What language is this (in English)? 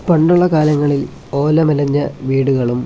Malayalam